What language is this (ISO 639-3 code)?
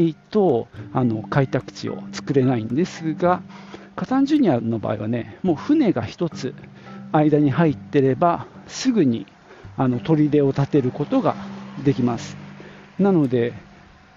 jpn